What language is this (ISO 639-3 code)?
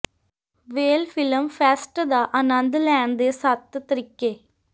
pan